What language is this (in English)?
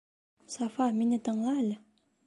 Bashkir